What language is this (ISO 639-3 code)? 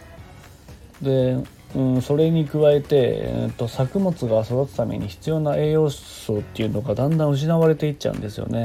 jpn